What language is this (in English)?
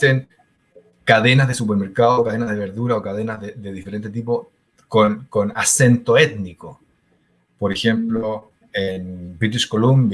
Spanish